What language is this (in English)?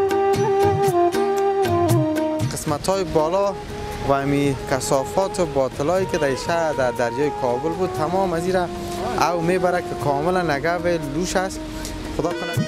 Persian